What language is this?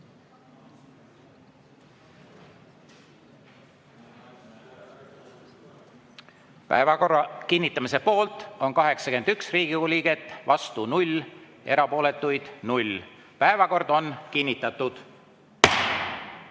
Estonian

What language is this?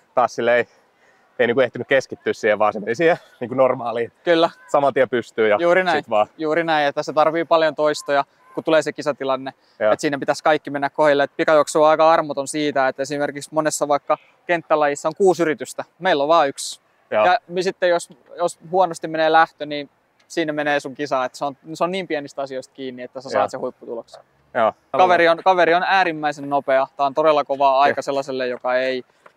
Finnish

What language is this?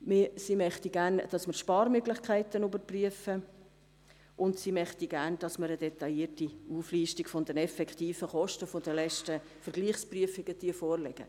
Swiss German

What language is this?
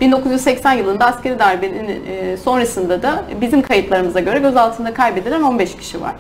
Turkish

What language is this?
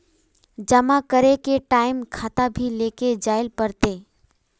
Magahi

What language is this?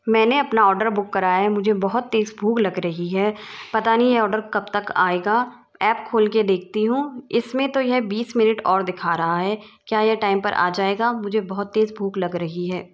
Hindi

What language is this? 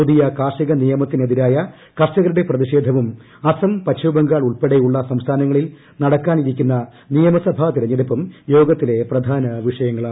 Malayalam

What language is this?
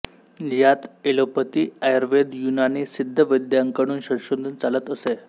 Marathi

